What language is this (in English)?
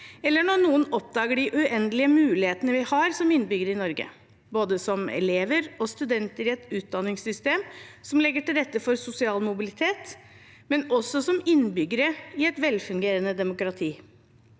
Norwegian